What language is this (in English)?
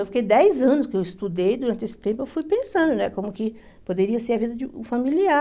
Portuguese